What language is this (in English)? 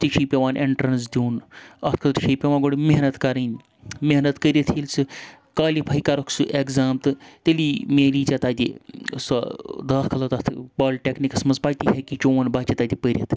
Kashmiri